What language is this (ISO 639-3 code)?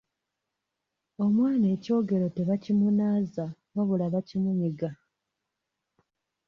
lug